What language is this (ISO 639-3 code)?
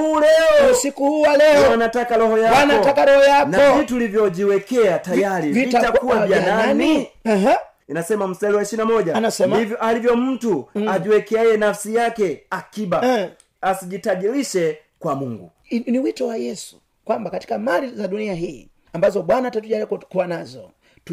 swa